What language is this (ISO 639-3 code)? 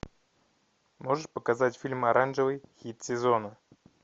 rus